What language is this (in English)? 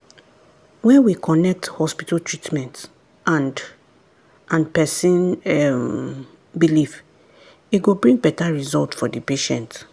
Nigerian Pidgin